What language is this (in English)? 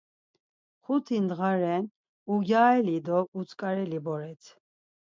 Laz